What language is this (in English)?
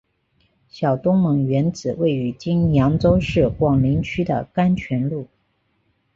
Chinese